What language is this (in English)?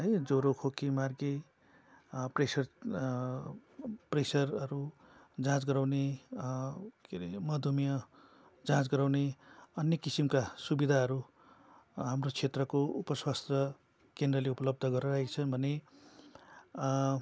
Nepali